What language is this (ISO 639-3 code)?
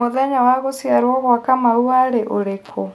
kik